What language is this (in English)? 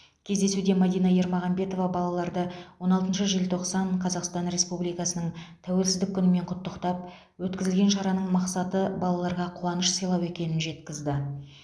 Kazakh